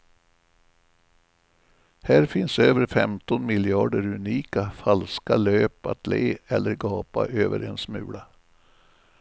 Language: Swedish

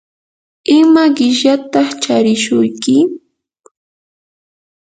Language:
Yanahuanca Pasco Quechua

